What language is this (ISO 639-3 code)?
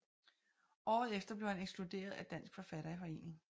dan